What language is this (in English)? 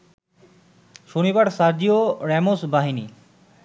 Bangla